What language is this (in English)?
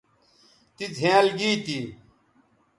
Bateri